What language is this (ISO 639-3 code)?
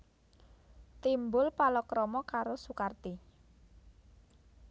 jav